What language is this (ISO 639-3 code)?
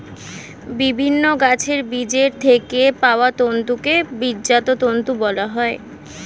ben